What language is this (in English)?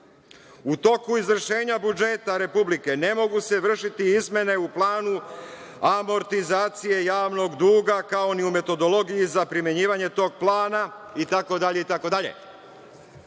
Serbian